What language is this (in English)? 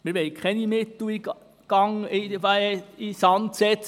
Swiss German